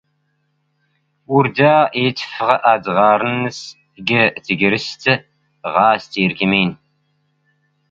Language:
Standard Moroccan Tamazight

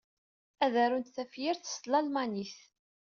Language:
Kabyle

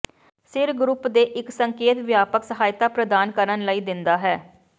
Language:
Punjabi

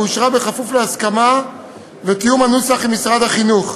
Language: Hebrew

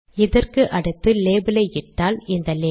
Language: Tamil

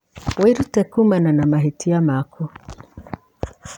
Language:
Kikuyu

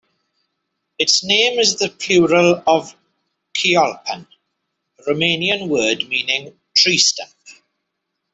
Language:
English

